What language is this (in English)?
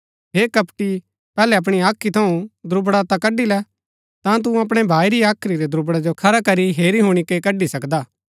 Gaddi